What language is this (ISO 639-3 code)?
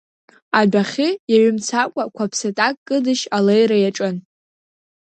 abk